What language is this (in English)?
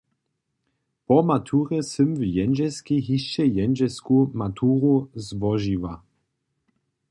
Upper Sorbian